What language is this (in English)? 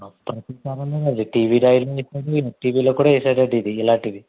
Telugu